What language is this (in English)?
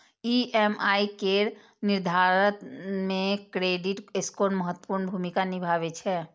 Maithili